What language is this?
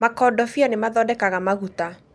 Kikuyu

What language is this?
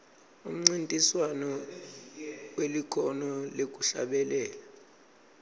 Swati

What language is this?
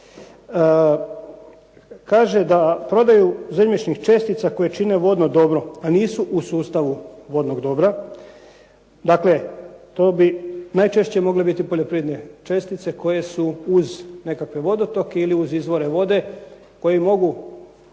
Croatian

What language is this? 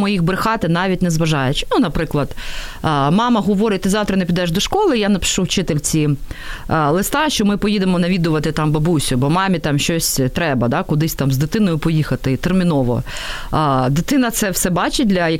Ukrainian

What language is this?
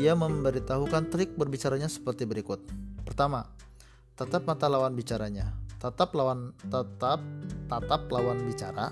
Indonesian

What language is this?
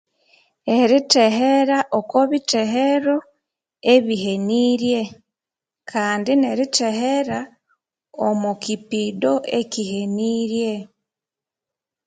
Konzo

